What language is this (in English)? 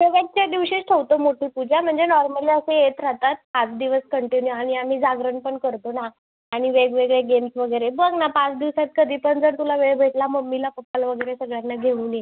Marathi